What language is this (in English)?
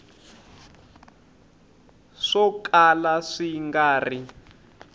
Tsonga